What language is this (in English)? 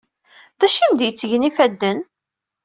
Kabyle